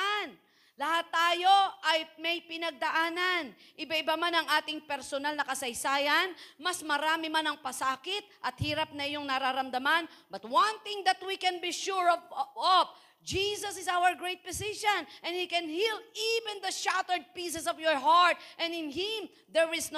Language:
Filipino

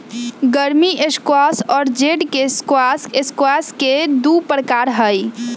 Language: Magahi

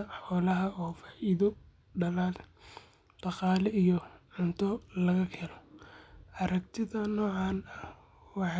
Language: Somali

